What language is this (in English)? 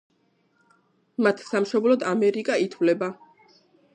Georgian